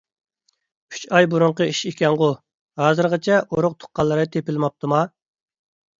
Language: Uyghur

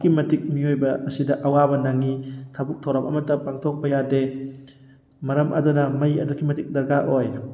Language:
Manipuri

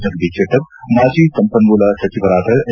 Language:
Kannada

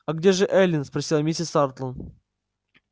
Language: Russian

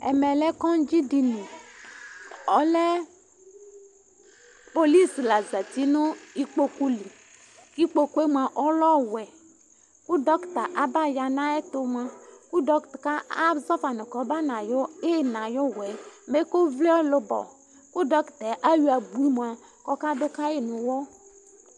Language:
Ikposo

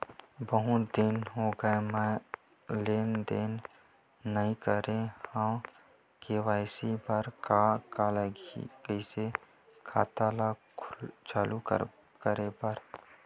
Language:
Chhattisgarhi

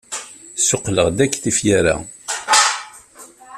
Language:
Kabyle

